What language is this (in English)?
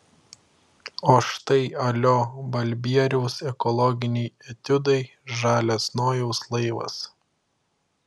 Lithuanian